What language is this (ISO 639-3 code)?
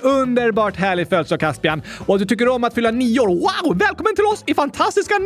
swe